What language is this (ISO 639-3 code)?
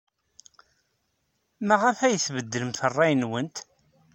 kab